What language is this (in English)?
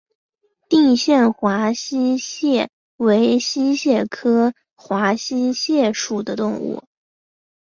Chinese